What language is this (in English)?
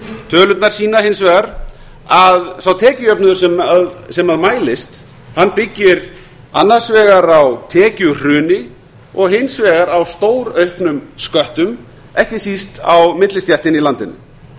Icelandic